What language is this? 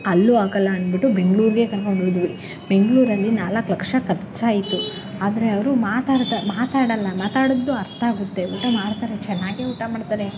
Kannada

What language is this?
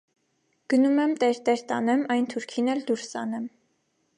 Armenian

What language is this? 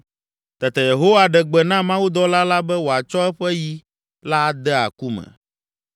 Ewe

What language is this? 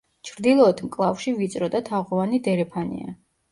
Georgian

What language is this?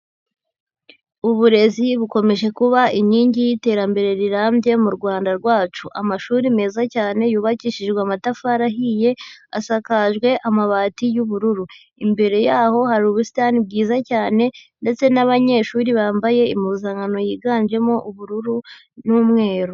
Kinyarwanda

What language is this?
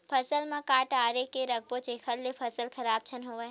Chhattisgarhi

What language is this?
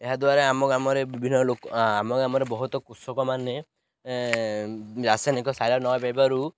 Odia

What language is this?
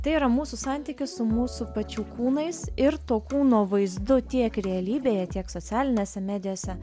Lithuanian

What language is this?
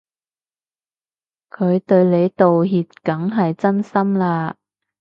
Cantonese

